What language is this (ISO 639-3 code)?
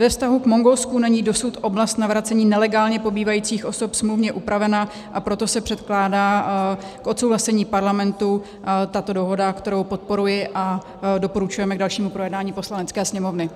ces